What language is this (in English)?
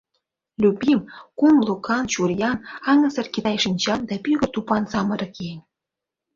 Mari